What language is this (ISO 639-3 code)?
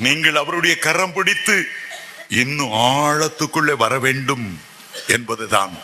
tam